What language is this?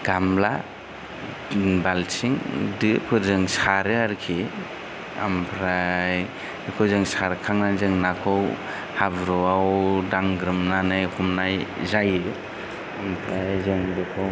Bodo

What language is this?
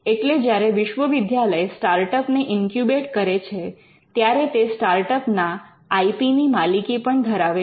Gujarati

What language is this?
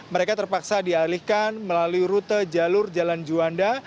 Indonesian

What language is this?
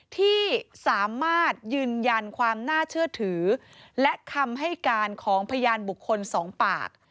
Thai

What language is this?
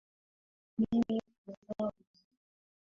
Swahili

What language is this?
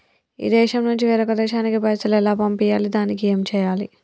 Telugu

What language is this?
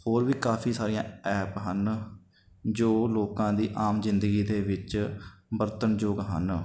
Punjabi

